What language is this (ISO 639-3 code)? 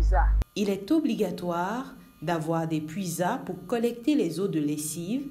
fra